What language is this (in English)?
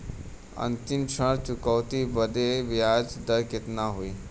Bhojpuri